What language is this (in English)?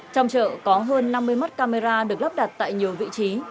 Vietnamese